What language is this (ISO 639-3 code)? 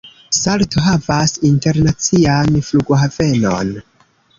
epo